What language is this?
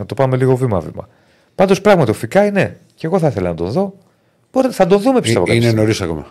Greek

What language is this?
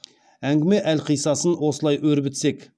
Kazakh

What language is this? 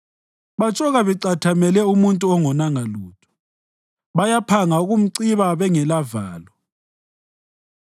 North Ndebele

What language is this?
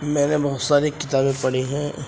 Urdu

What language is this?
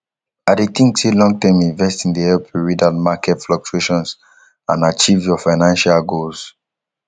Nigerian Pidgin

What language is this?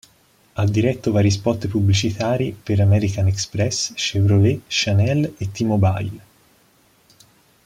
Italian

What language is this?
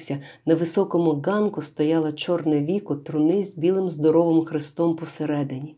Ukrainian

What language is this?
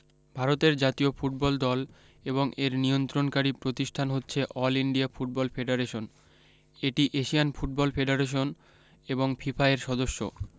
Bangla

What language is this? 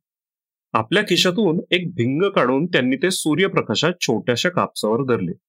Marathi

